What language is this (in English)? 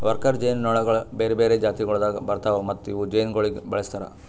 Kannada